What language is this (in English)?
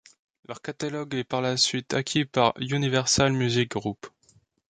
French